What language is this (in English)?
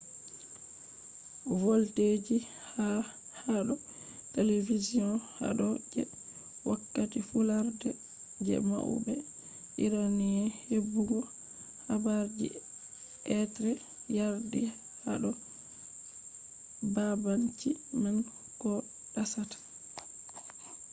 Fula